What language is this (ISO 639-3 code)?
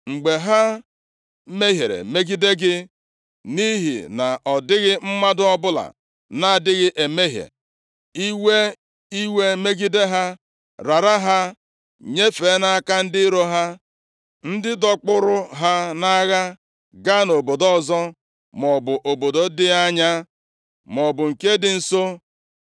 ibo